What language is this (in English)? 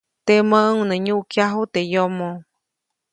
Copainalá Zoque